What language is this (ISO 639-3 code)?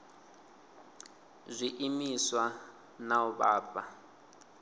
ven